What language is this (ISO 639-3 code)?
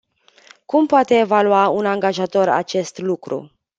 ron